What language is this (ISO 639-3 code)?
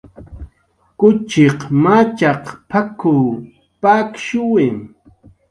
jqr